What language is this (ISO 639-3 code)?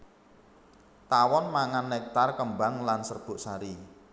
jav